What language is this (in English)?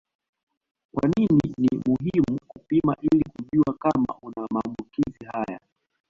Swahili